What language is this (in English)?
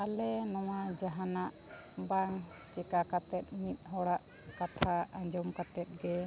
Santali